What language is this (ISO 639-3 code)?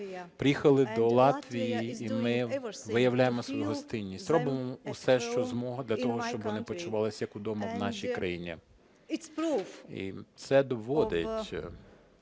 ukr